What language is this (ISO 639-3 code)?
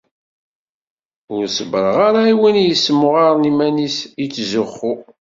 kab